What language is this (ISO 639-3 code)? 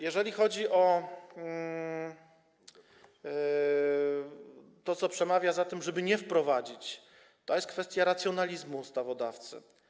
pol